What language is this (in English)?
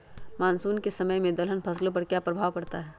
Magahi